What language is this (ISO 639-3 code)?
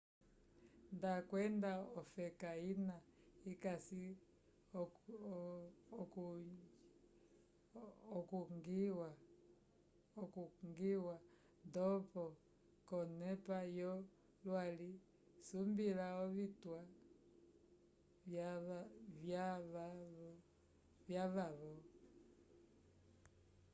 umb